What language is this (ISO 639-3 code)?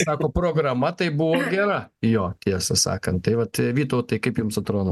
lit